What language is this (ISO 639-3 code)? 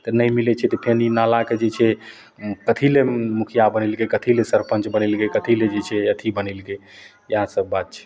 mai